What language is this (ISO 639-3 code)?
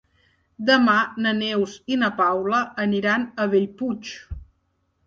cat